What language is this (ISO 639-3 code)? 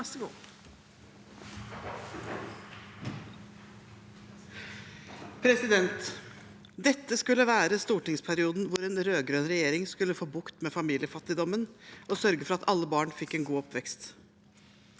nor